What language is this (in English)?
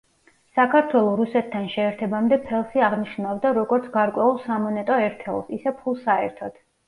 Georgian